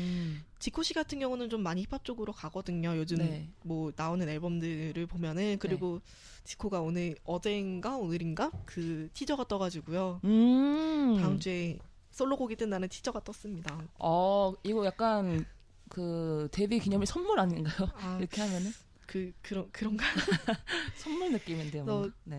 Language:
Korean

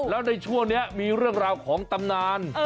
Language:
Thai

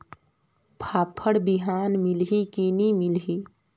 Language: Chhattisgarhi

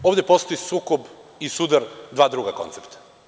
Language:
Serbian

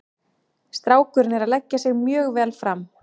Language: Icelandic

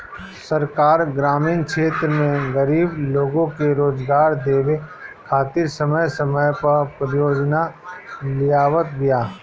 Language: Bhojpuri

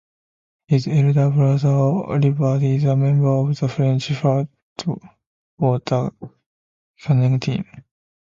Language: English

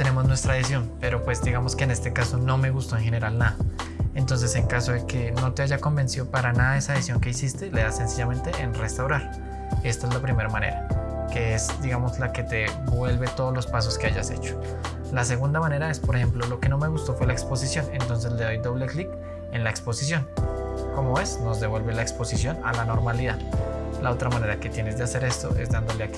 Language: Spanish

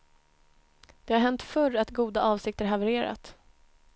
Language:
Swedish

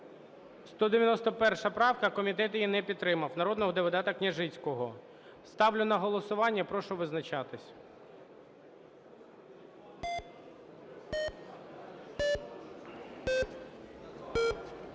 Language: Ukrainian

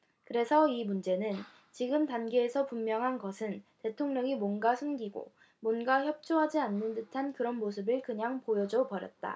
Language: Korean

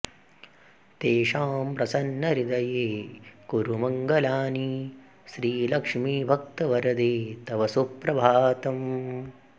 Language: Sanskrit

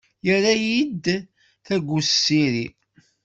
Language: Kabyle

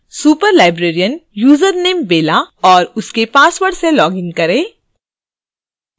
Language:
Hindi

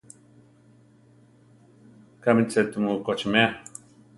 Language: Central Tarahumara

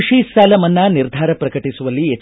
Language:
Kannada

